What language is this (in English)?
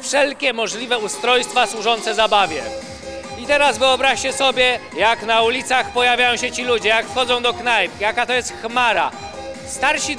Polish